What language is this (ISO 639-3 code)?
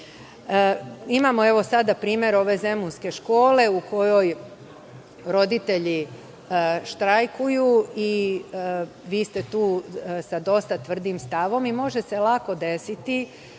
srp